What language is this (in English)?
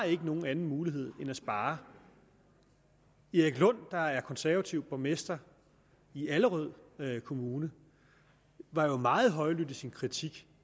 Danish